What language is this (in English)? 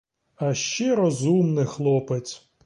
Ukrainian